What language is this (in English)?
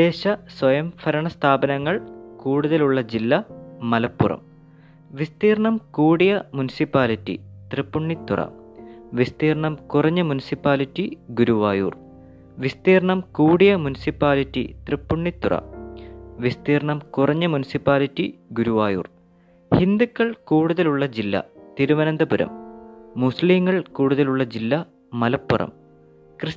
Malayalam